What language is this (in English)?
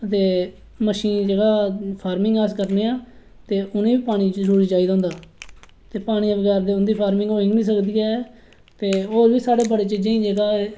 Dogri